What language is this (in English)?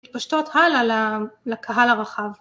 Hebrew